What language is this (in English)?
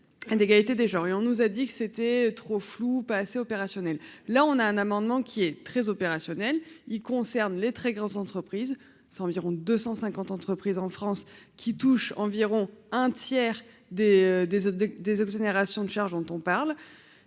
French